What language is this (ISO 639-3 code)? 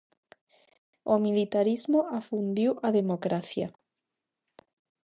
glg